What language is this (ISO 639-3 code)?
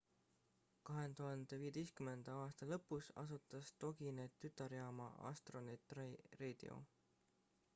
est